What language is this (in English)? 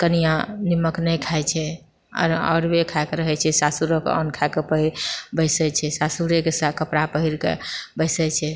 Maithili